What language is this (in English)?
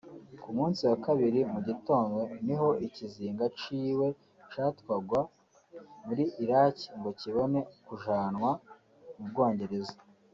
Kinyarwanda